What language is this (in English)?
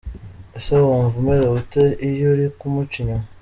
Kinyarwanda